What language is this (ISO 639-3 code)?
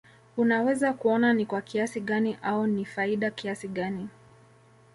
swa